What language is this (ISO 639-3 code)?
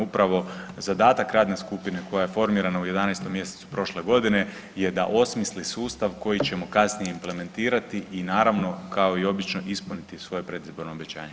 hrv